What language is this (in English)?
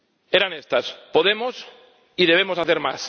Spanish